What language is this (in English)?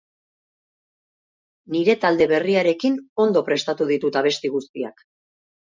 Basque